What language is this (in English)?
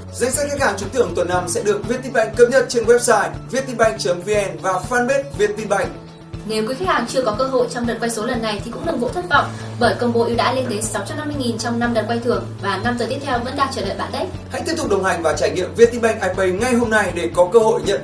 Vietnamese